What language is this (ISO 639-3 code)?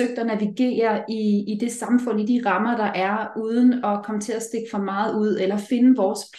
dan